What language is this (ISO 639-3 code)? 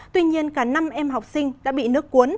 vie